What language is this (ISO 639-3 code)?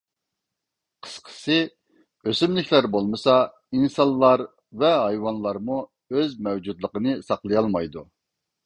uig